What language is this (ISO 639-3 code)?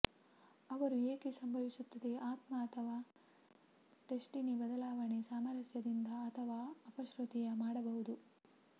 kan